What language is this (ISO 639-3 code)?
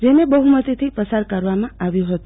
guj